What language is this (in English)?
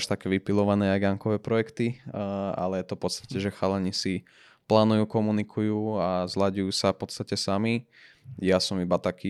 Slovak